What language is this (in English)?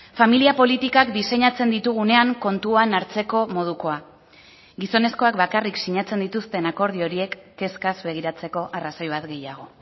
Basque